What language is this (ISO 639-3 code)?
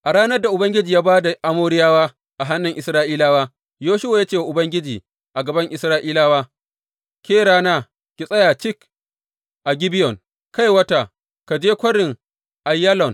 hau